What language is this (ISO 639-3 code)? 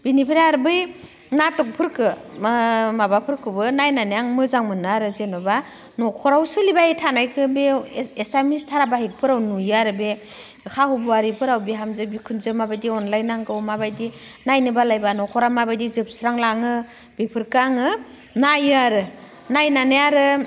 brx